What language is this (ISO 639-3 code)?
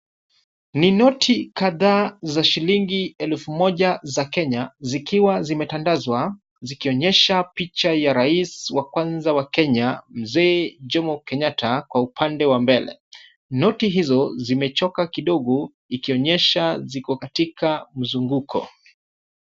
swa